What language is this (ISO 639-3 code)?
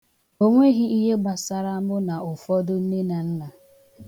ibo